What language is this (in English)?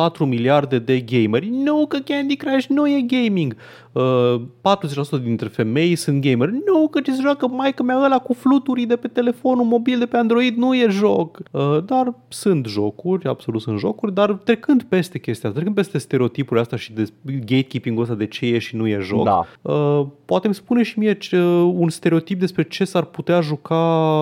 Romanian